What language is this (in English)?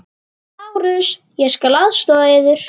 Icelandic